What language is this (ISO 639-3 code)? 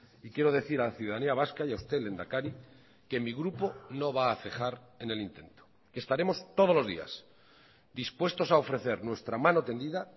spa